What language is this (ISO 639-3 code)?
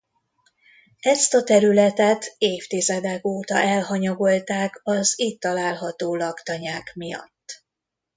hun